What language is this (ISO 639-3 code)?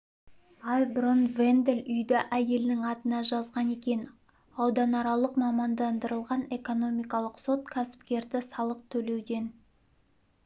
kaz